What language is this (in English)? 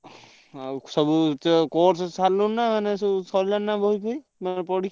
Odia